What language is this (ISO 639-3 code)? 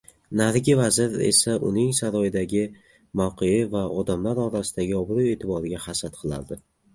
uzb